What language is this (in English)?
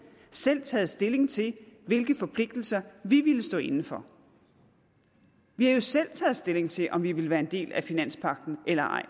Danish